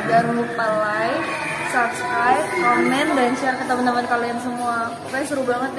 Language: Indonesian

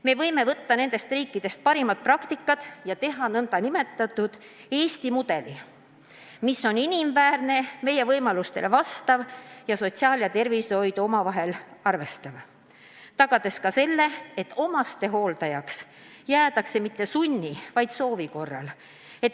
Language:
Estonian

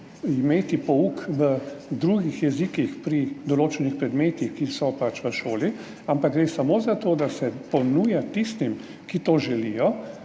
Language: Slovenian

